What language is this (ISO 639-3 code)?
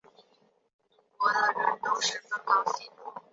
zho